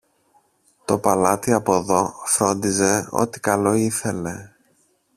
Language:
Greek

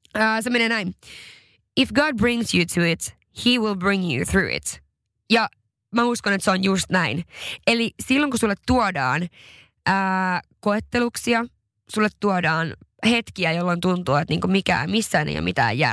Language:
Finnish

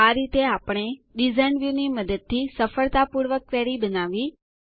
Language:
Gujarati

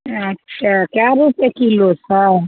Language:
Maithili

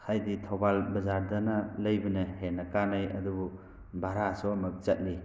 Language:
Manipuri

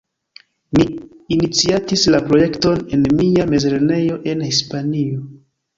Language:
Esperanto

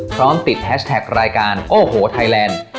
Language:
Thai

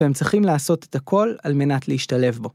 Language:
Hebrew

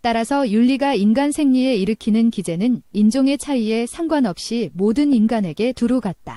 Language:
Korean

